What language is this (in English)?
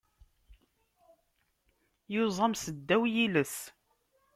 Kabyle